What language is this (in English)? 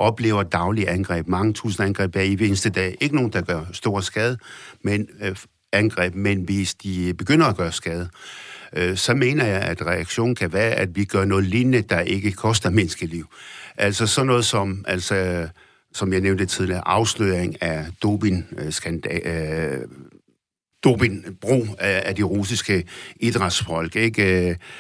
Danish